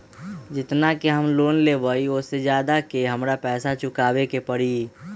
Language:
Magahi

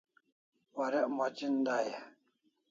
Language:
Kalasha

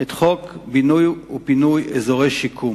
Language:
Hebrew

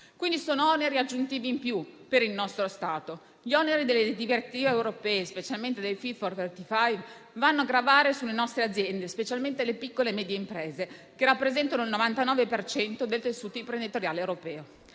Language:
Italian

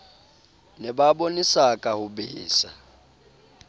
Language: Southern Sotho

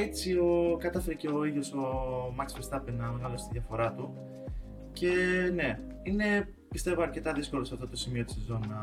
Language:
Greek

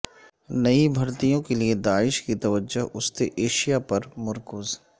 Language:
Urdu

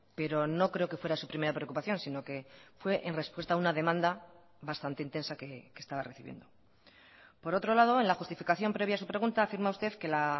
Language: Spanish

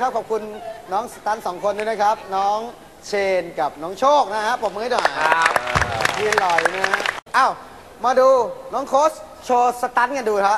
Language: Thai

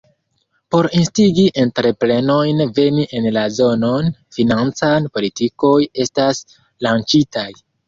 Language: Esperanto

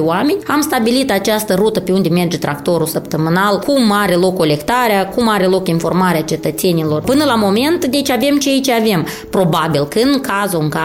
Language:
Romanian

